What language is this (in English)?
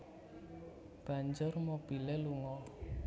Javanese